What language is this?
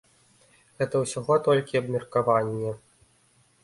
Belarusian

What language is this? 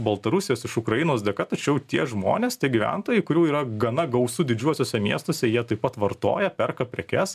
Lithuanian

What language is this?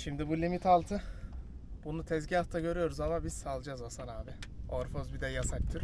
Turkish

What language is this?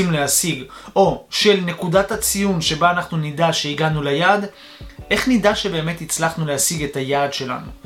Hebrew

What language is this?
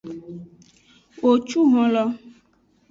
Aja (Benin)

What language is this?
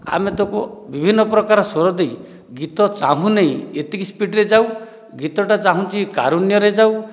Odia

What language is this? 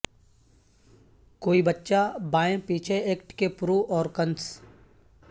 Urdu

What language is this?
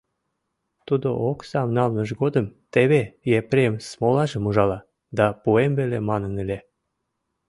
Mari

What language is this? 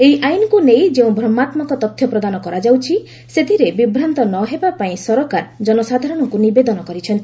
Odia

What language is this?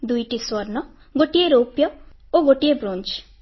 Odia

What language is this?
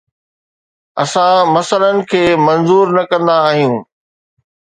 Sindhi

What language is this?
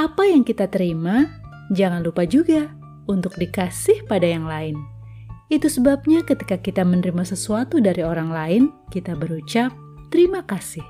Indonesian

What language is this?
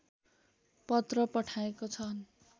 Nepali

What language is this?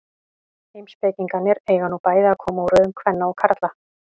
Icelandic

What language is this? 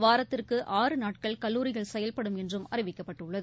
Tamil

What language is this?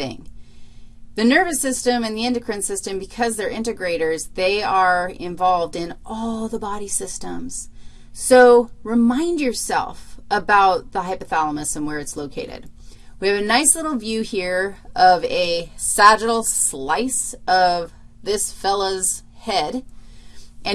English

